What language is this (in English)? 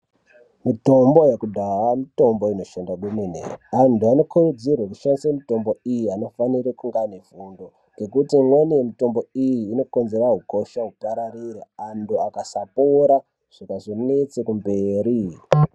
Ndau